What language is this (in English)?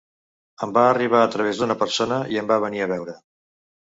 Catalan